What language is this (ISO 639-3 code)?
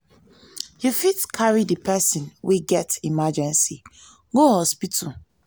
pcm